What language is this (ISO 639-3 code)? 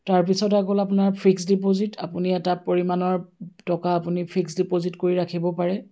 asm